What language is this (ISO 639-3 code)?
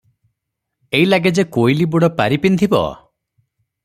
ori